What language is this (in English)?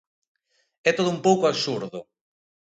Galician